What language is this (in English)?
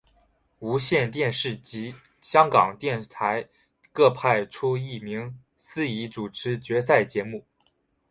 Chinese